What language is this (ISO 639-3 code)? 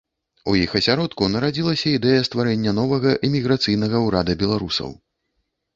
bel